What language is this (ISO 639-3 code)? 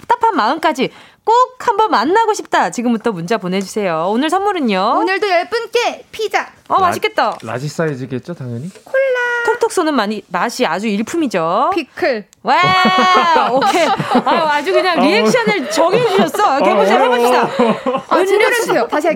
kor